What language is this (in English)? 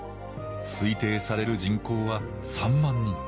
Japanese